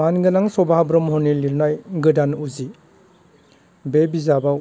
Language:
Bodo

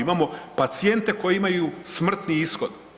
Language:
Croatian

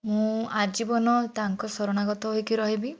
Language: Odia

